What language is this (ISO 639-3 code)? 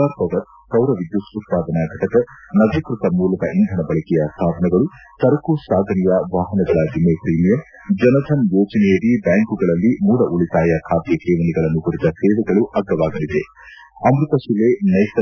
kan